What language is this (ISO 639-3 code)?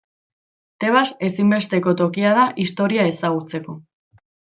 eus